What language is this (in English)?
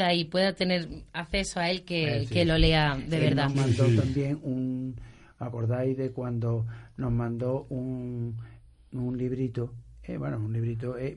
Spanish